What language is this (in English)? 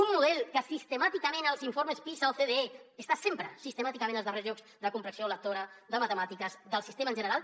Catalan